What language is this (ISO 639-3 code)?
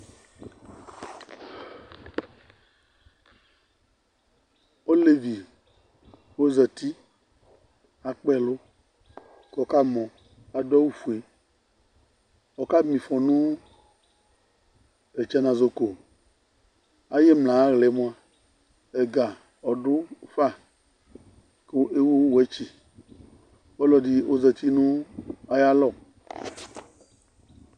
kpo